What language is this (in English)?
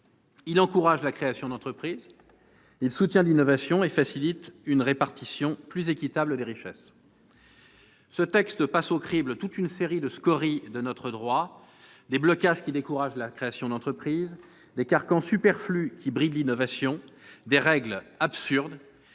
French